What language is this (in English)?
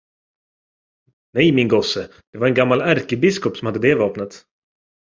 Swedish